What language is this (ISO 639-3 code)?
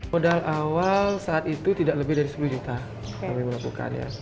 ind